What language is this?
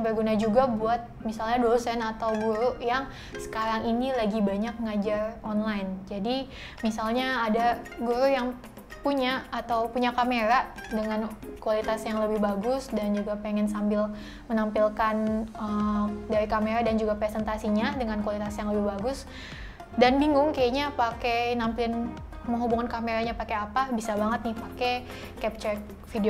Indonesian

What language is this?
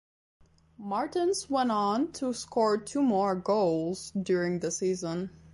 English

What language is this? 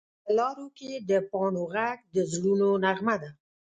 Pashto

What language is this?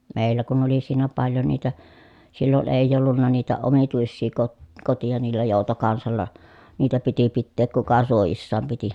Finnish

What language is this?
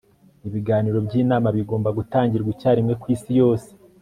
Kinyarwanda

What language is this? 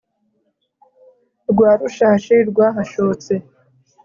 Kinyarwanda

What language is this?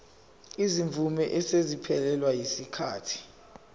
Zulu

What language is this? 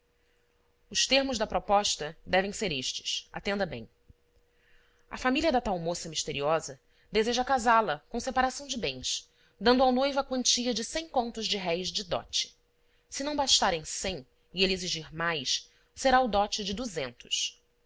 Portuguese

